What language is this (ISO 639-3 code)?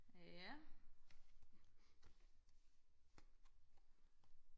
dan